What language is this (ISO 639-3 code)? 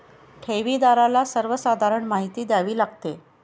mar